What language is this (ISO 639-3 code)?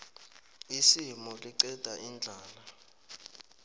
nbl